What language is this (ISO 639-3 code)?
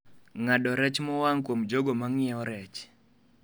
luo